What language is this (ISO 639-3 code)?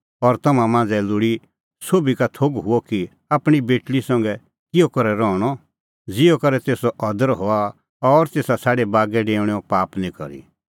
kfx